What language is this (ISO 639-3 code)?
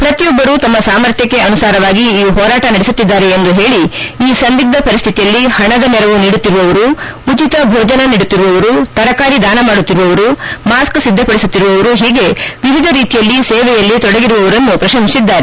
kan